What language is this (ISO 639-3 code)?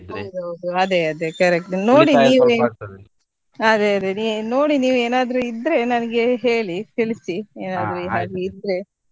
kan